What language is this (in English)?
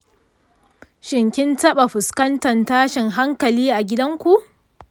Hausa